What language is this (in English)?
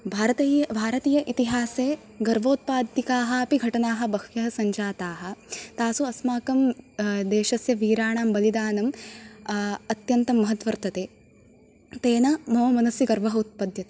Sanskrit